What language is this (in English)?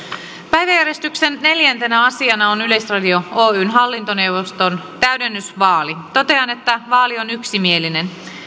Finnish